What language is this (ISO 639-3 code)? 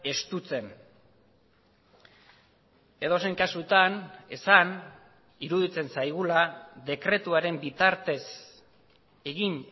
eus